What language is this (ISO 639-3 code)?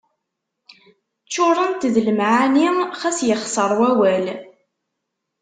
kab